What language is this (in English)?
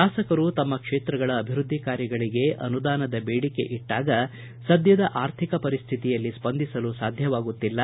Kannada